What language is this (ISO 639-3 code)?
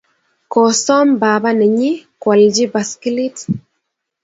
kln